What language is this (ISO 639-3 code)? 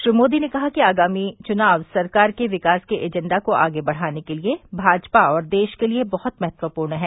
hin